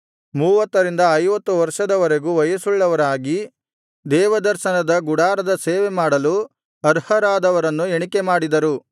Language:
Kannada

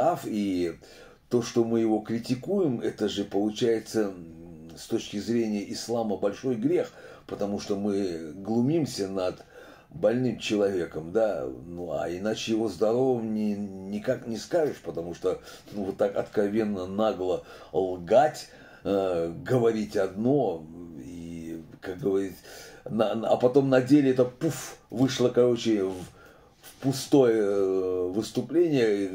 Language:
Russian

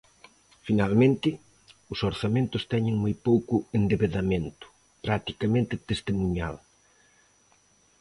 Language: Galician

